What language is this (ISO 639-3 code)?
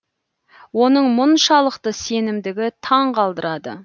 kaz